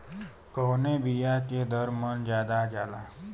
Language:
Bhojpuri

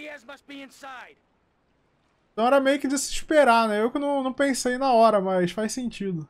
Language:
Portuguese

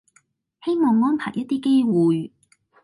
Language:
Cantonese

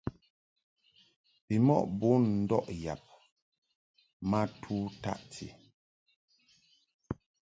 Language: Mungaka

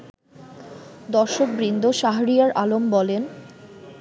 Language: Bangla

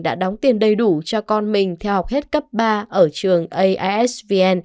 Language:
Vietnamese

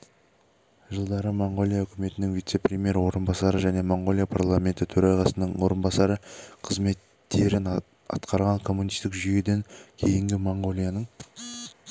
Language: Kazakh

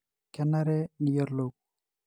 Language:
Masai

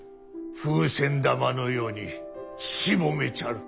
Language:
Japanese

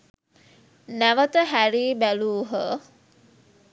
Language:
Sinhala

